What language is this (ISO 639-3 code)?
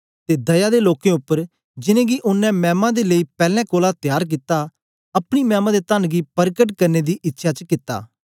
doi